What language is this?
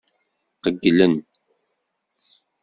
Kabyle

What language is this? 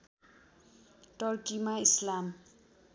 Nepali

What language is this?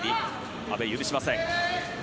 Japanese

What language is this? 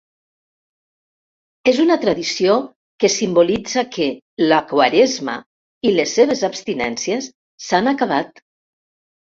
Catalan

